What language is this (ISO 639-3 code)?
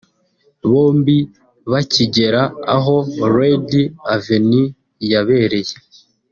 kin